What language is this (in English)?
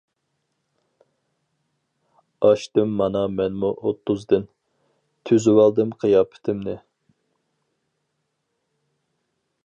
Uyghur